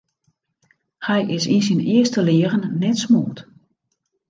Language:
Western Frisian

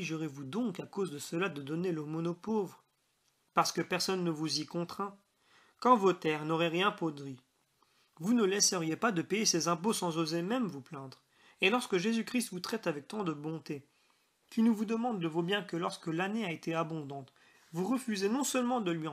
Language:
French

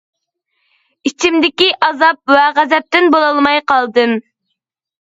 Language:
Uyghur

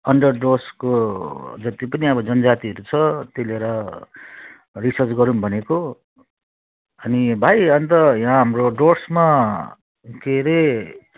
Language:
Nepali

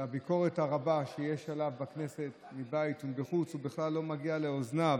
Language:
Hebrew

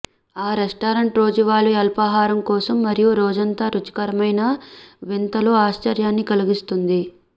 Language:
Telugu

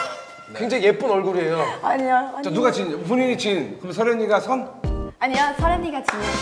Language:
Korean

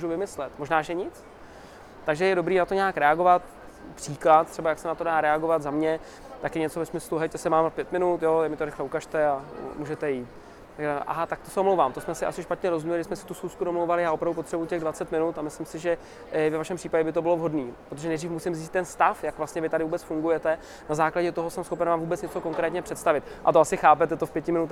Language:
Czech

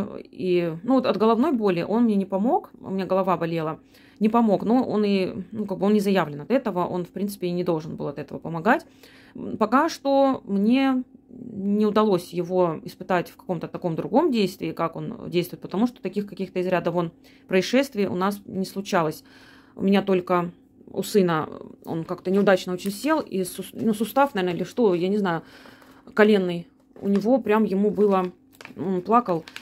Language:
Russian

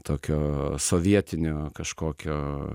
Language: Lithuanian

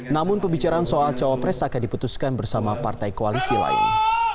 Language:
Indonesian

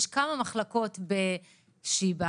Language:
Hebrew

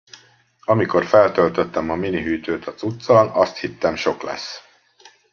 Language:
Hungarian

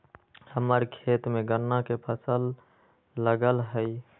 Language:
Magahi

